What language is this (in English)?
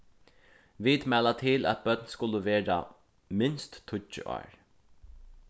Faroese